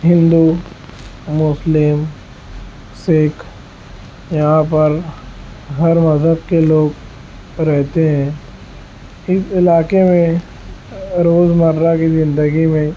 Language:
Urdu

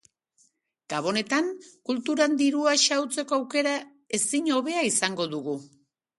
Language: Basque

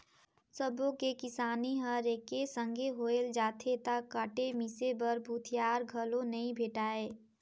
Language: Chhattisgarhi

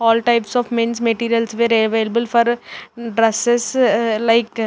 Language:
English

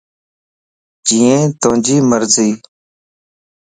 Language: Lasi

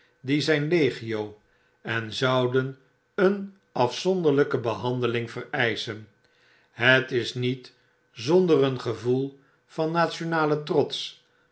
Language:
Dutch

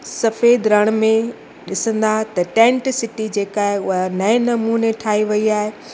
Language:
Sindhi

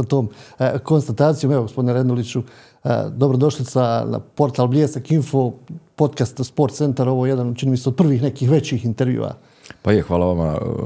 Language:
Croatian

